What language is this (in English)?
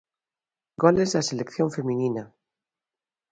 Galician